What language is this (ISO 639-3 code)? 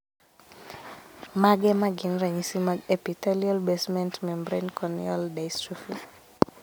luo